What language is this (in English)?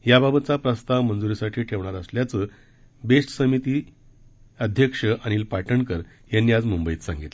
Marathi